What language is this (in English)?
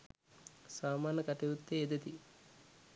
Sinhala